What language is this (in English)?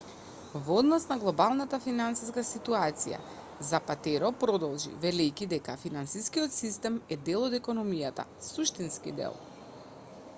Macedonian